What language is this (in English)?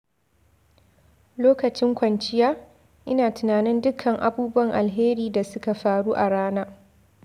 Hausa